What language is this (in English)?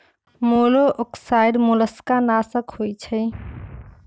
Magahi